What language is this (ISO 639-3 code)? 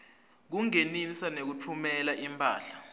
ssw